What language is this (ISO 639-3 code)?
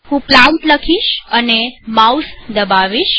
guj